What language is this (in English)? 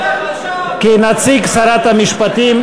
Hebrew